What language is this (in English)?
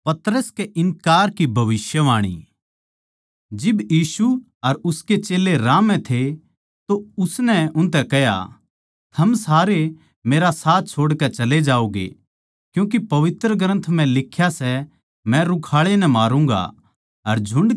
Haryanvi